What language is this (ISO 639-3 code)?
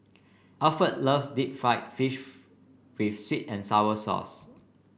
eng